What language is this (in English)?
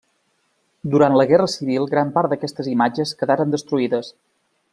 Catalan